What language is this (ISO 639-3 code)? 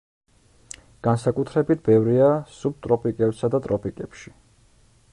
kat